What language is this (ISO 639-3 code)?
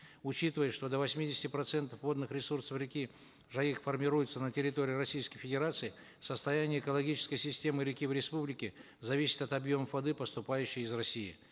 kaz